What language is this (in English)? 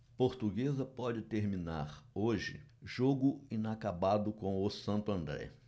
Portuguese